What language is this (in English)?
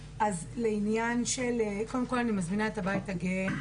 Hebrew